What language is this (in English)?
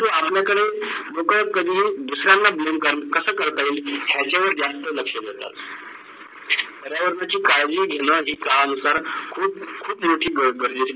Marathi